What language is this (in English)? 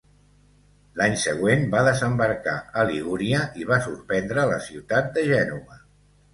Catalan